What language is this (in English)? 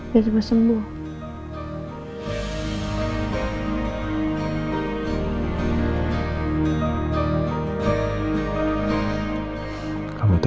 Indonesian